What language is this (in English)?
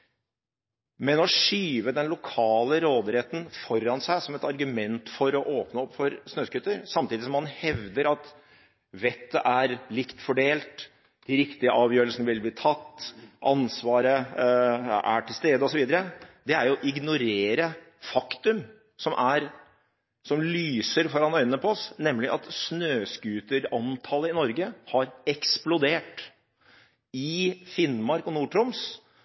Norwegian Bokmål